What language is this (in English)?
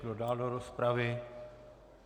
Czech